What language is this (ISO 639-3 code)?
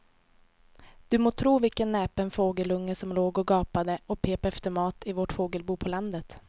swe